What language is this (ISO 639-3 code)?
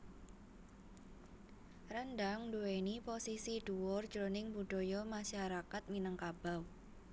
jav